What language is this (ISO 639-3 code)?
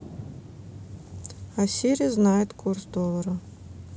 rus